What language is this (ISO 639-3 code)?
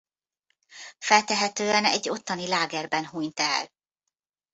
hun